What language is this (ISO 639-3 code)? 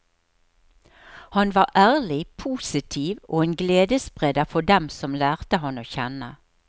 nor